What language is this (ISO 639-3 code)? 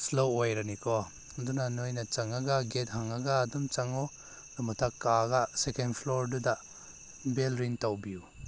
mni